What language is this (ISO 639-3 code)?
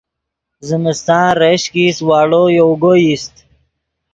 ydg